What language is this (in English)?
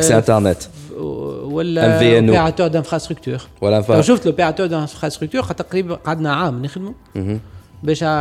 Arabic